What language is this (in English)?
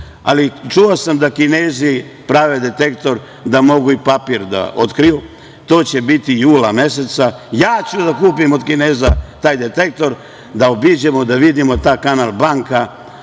Serbian